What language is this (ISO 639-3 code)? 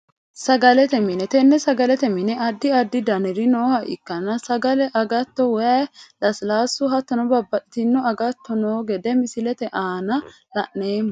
sid